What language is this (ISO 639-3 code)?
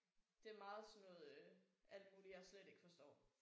dan